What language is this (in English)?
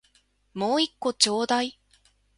Japanese